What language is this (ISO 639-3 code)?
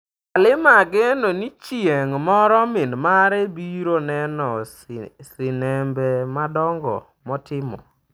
luo